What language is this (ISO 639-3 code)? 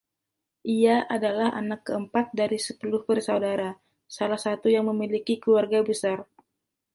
ind